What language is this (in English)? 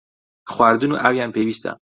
Central Kurdish